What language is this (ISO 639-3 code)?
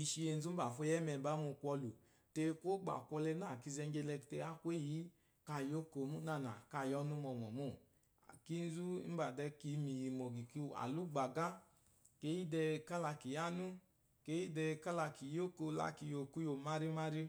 afo